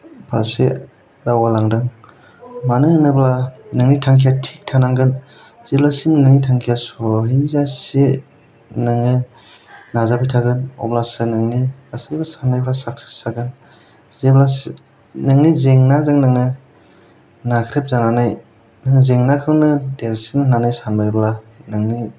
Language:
Bodo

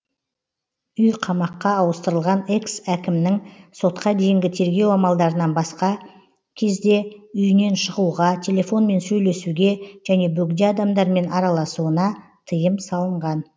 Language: Kazakh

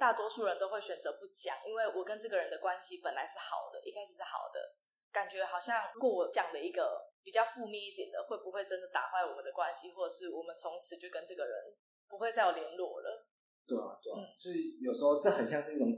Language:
Chinese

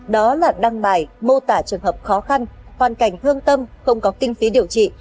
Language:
Vietnamese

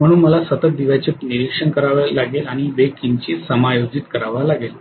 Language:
Marathi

